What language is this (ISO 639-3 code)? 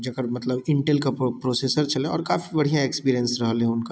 mai